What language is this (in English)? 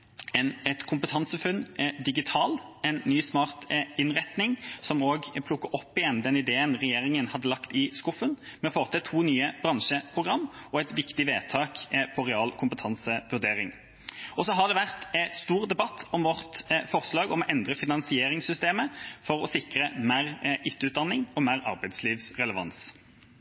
Norwegian Bokmål